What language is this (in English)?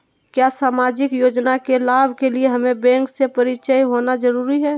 Magahi